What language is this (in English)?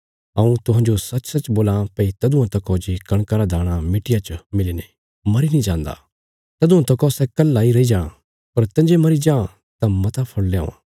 Bilaspuri